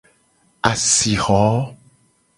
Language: Gen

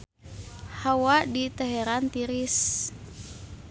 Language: Sundanese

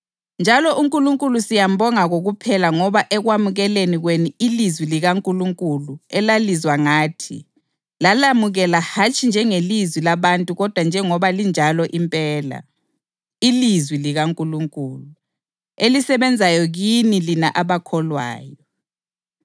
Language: North Ndebele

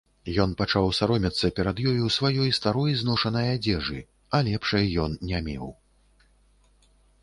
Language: Belarusian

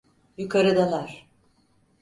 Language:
Turkish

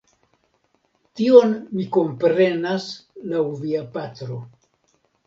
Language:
Esperanto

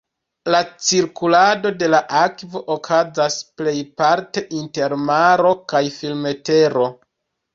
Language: Esperanto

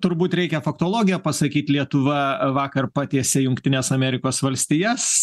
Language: Lithuanian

